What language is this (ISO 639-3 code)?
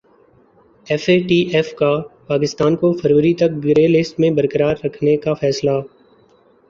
urd